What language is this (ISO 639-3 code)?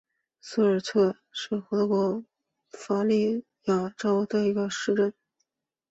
zho